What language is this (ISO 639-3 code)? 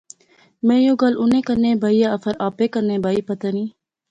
phr